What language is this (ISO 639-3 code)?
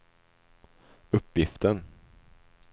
swe